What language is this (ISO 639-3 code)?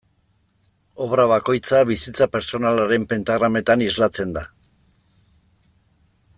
eus